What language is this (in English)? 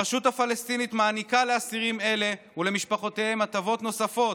Hebrew